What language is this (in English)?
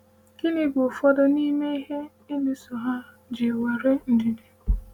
Igbo